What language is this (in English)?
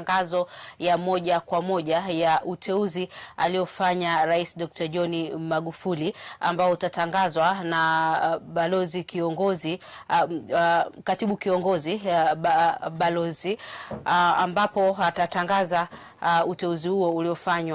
Swahili